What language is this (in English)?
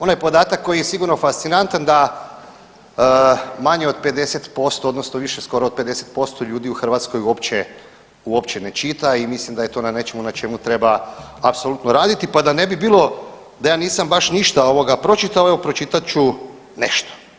Croatian